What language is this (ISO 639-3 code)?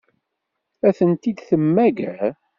kab